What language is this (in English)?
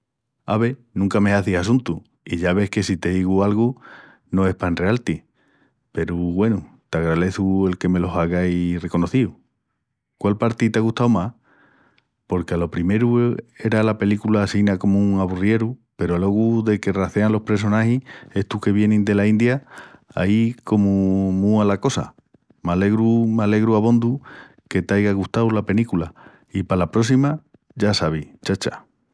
Extremaduran